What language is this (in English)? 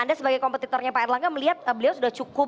Indonesian